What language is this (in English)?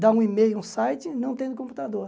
Portuguese